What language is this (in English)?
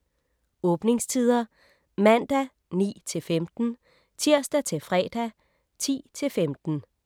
Danish